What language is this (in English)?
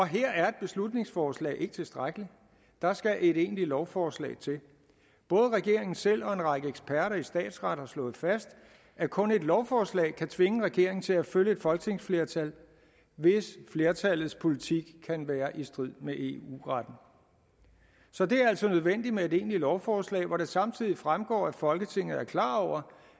Danish